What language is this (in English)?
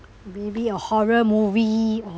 English